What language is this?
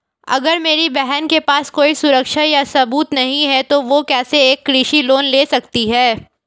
Hindi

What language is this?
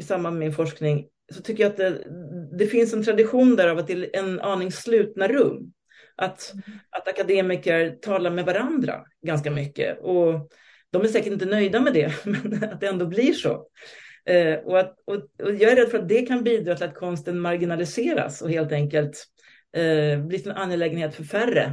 Swedish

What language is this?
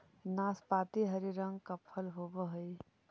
Magahi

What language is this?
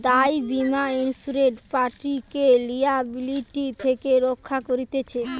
Bangla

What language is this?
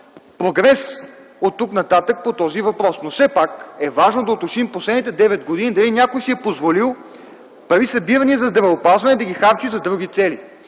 Bulgarian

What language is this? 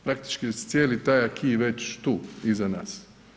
Croatian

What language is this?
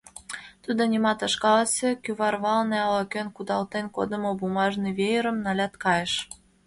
Mari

